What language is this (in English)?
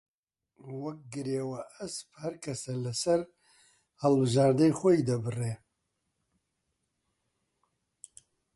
Central Kurdish